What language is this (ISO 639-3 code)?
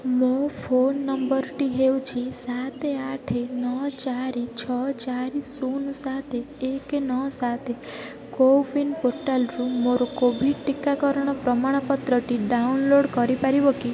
ori